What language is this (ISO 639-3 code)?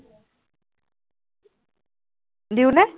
asm